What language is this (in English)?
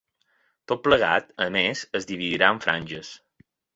Catalan